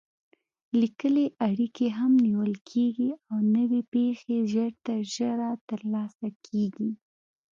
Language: Pashto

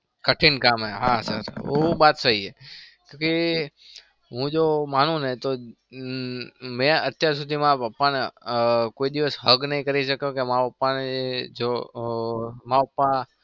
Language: Gujarati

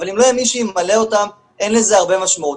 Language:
Hebrew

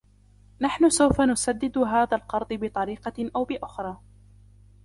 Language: Arabic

